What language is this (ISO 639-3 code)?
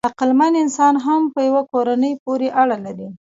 pus